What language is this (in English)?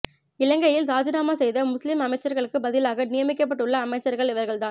Tamil